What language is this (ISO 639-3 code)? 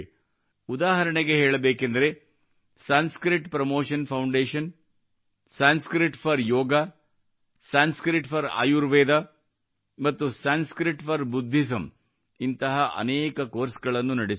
kan